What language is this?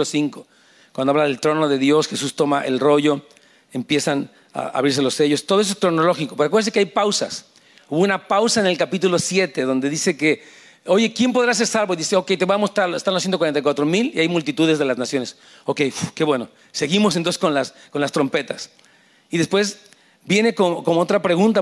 Spanish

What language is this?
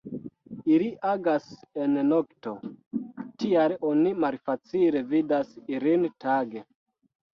Esperanto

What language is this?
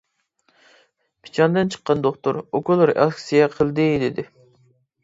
Uyghur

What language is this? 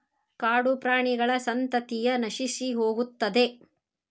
Kannada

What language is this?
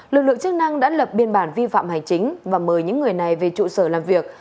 Vietnamese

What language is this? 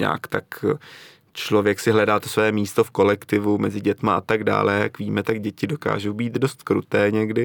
Czech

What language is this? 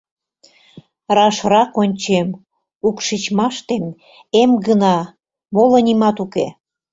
Mari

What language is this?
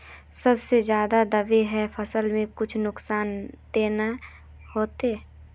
Magahi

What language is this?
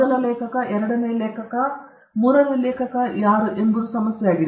Kannada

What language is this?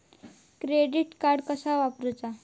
Marathi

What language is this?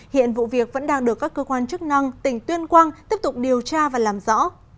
Vietnamese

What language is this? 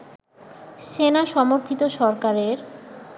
Bangla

